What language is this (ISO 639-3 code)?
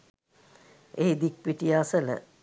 sin